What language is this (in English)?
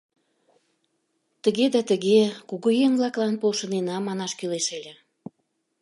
Mari